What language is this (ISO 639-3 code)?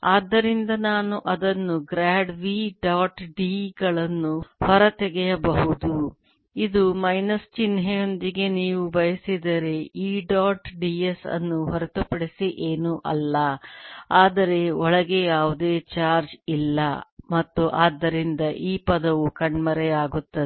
kan